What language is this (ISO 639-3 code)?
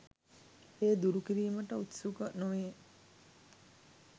sin